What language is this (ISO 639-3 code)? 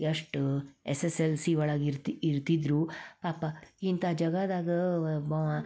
kan